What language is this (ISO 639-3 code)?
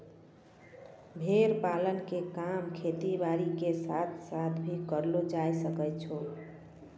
mai